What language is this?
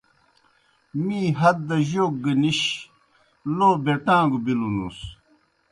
Kohistani Shina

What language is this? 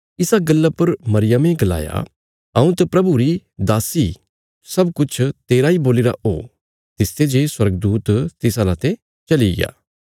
Bilaspuri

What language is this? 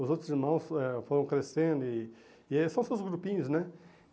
Portuguese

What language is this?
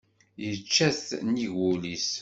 Kabyle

